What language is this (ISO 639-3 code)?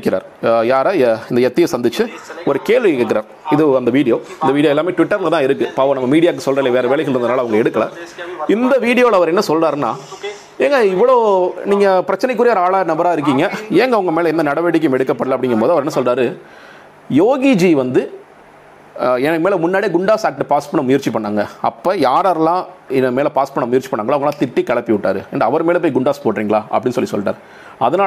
tam